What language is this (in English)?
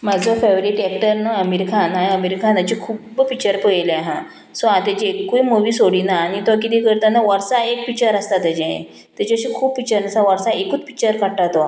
Konkani